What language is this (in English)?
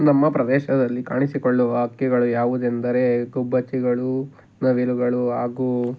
Kannada